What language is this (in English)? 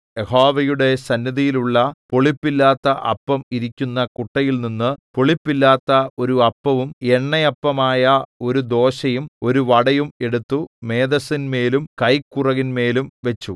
Malayalam